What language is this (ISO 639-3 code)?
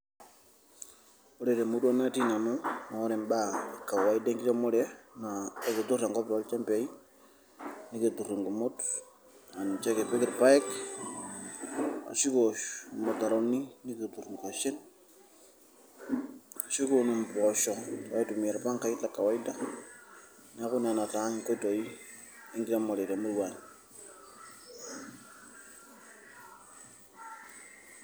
mas